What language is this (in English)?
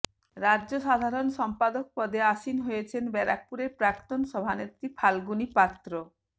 Bangla